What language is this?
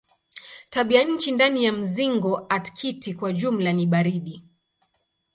Swahili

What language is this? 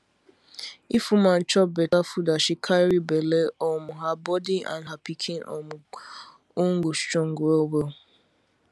Nigerian Pidgin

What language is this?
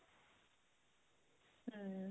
Punjabi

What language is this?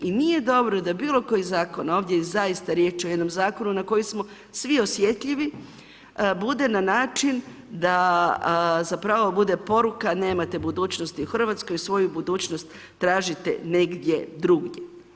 Croatian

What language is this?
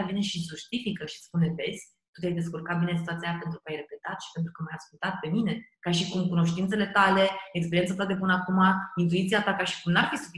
Romanian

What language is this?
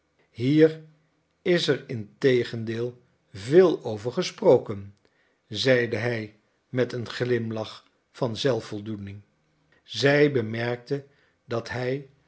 Dutch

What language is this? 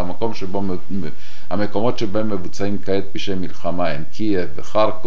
Hebrew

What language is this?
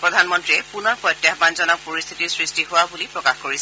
Assamese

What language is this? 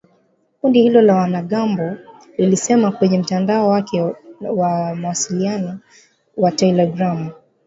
Swahili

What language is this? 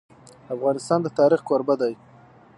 Pashto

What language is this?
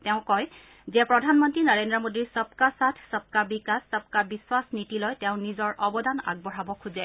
Assamese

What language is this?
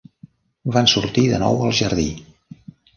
Catalan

